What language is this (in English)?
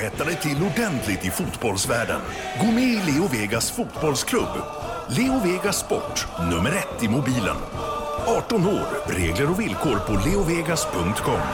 Swedish